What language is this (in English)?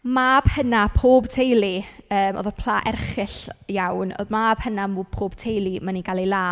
Welsh